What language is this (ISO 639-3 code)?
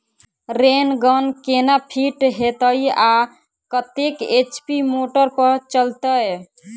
mai